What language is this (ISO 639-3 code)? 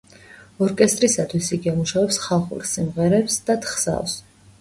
kat